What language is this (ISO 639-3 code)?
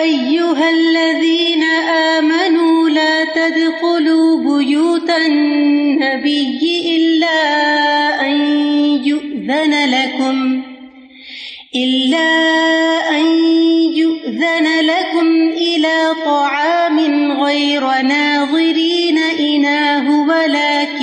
urd